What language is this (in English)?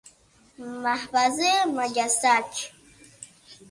Persian